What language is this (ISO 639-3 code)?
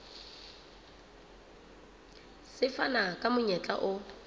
sot